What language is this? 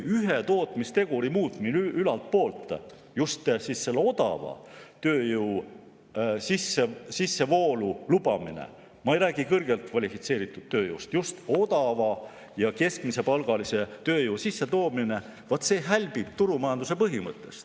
Estonian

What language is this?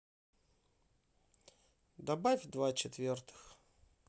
Russian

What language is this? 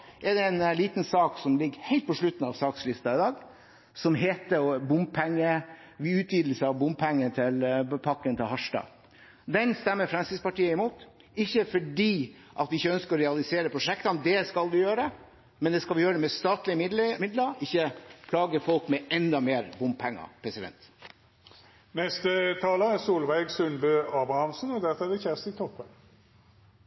Norwegian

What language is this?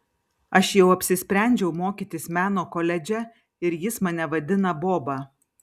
Lithuanian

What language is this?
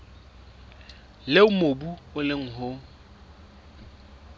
Southern Sotho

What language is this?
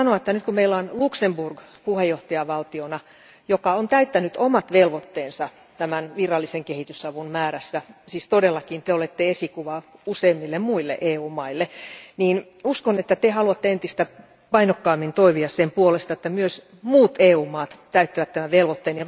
Finnish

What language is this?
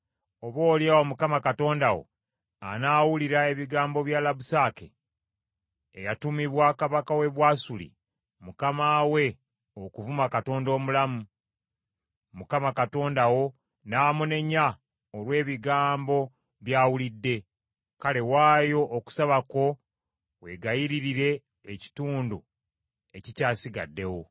Ganda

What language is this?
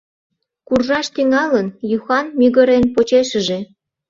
Mari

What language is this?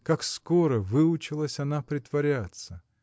Russian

